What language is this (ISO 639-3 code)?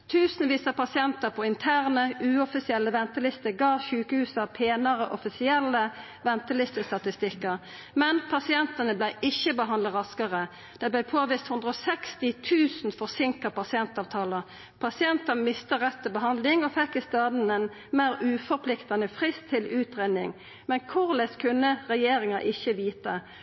nno